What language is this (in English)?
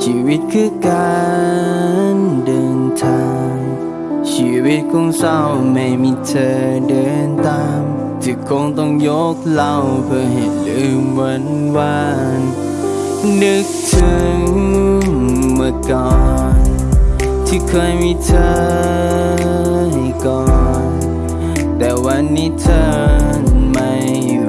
Thai